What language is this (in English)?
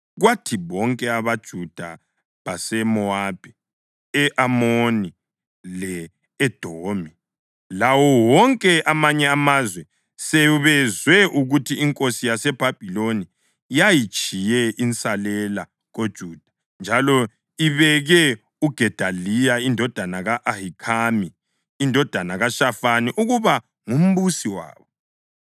North Ndebele